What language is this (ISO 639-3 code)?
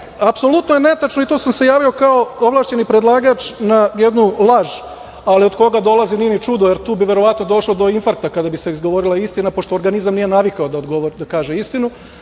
srp